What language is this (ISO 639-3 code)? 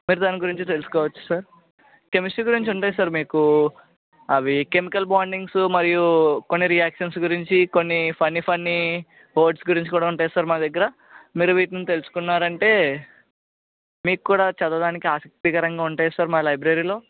tel